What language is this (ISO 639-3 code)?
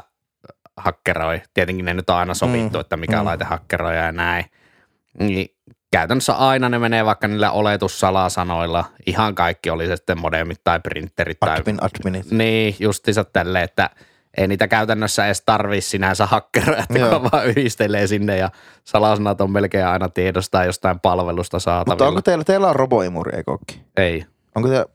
fin